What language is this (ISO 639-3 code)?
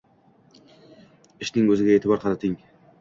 uzb